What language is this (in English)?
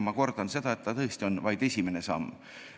Estonian